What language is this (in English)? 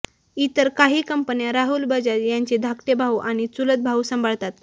Marathi